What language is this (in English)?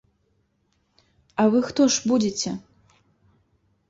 Belarusian